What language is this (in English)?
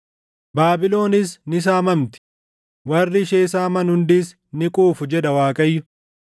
Oromo